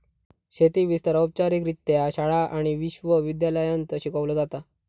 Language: Marathi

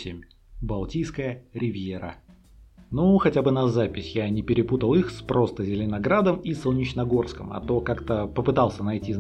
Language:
Russian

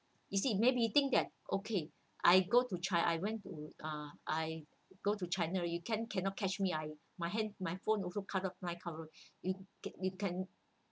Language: English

